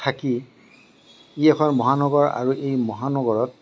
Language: Assamese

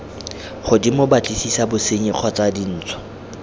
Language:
Tswana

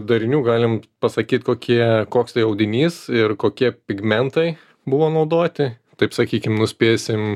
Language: Lithuanian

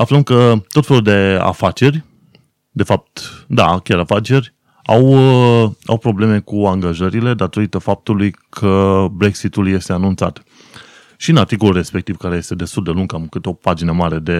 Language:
Romanian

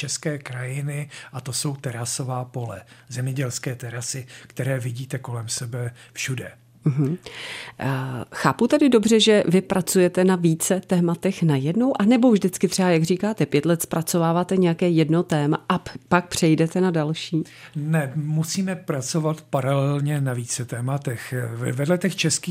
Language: Czech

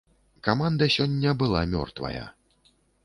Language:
Belarusian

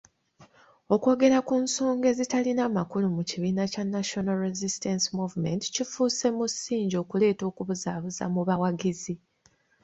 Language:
Ganda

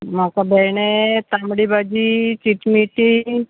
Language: Konkani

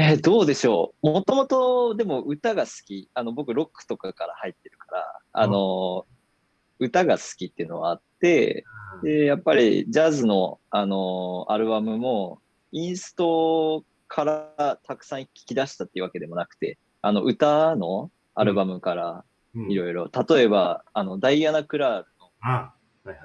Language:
Japanese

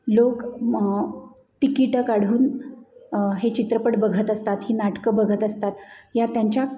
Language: Marathi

